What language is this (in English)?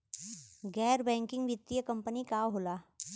Bhojpuri